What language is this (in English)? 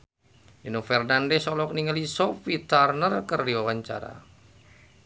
Sundanese